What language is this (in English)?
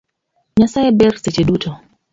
Luo (Kenya and Tanzania)